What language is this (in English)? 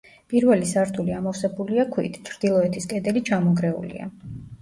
Georgian